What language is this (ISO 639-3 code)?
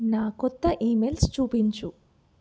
tel